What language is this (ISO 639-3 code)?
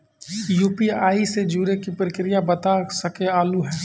mai